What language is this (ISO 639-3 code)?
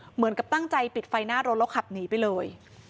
tha